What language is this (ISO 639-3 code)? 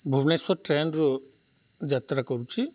ori